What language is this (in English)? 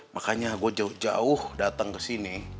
Indonesian